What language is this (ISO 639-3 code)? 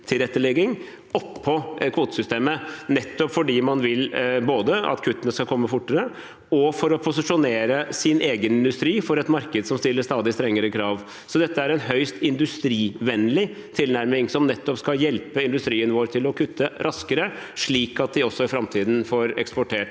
nor